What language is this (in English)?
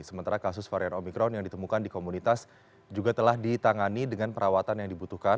Indonesian